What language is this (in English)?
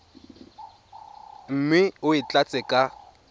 Tswana